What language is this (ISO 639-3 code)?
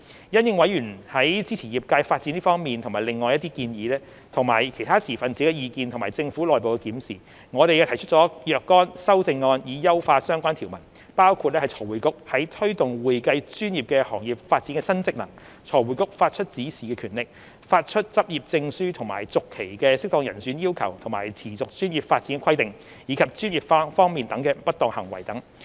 yue